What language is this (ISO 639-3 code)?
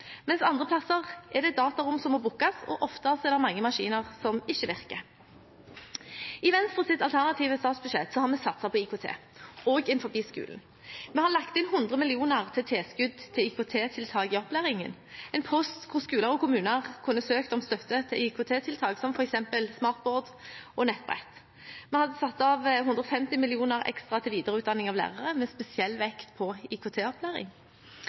nob